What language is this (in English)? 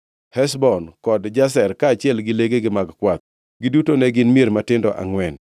Luo (Kenya and Tanzania)